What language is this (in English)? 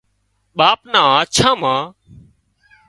Wadiyara Koli